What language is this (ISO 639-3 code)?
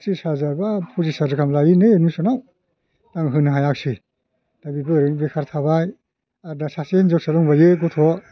brx